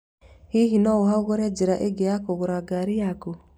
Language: Kikuyu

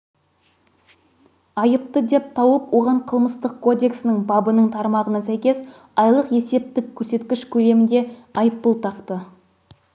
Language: Kazakh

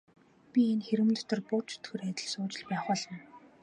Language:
Mongolian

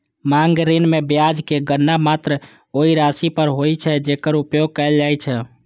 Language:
Maithili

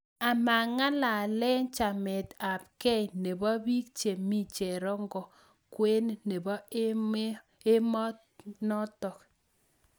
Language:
Kalenjin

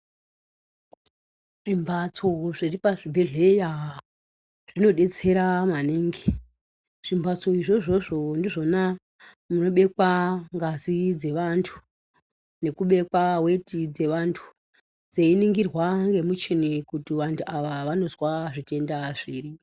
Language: Ndau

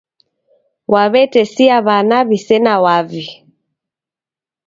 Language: Taita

